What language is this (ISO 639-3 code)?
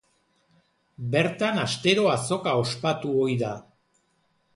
eus